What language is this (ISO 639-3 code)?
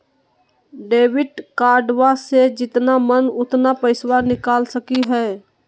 mag